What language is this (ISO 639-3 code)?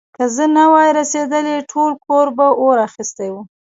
pus